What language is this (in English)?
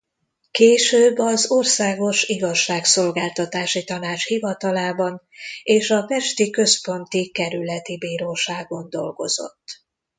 Hungarian